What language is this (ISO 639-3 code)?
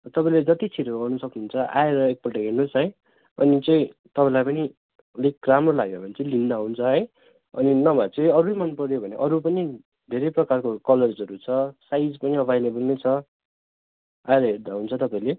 nep